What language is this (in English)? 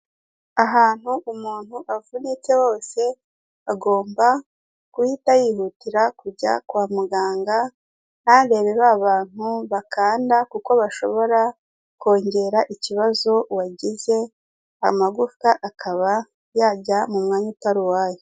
Kinyarwanda